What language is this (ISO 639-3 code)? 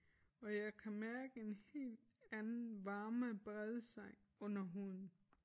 dan